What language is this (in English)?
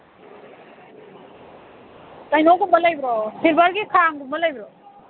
Manipuri